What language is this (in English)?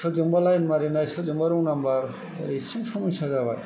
Bodo